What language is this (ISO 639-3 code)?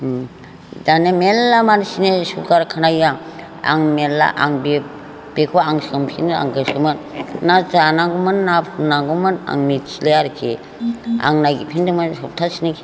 brx